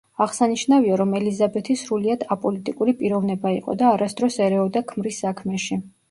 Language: Georgian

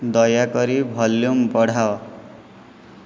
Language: Odia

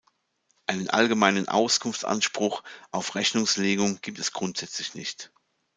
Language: German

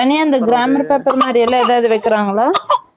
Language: Tamil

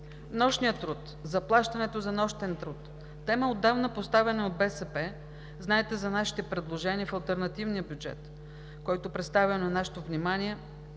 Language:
Bulgarian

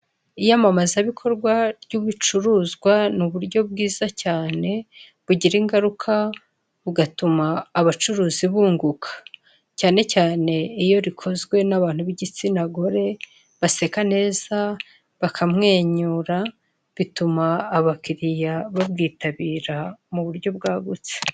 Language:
Kinyarwanda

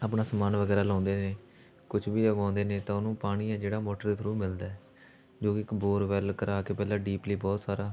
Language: Punjabi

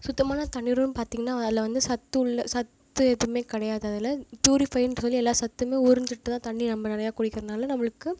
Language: Tamil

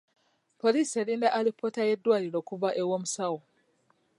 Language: Ganda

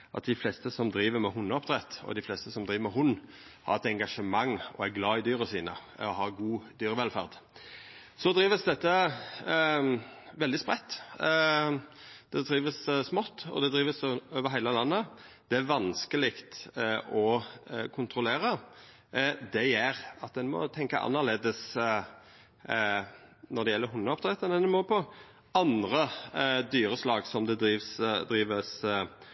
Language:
Norwegian Nynorsk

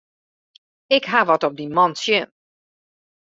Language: Western Frisian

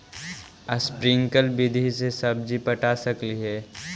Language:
Magahi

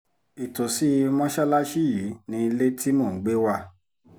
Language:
Yoruba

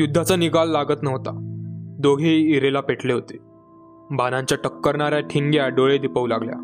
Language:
Marathi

